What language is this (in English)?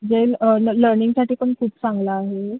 Marathi